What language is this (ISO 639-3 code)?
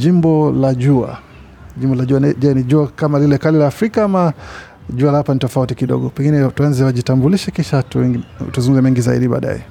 swa